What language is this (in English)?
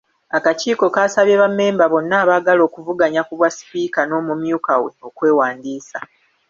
Ganda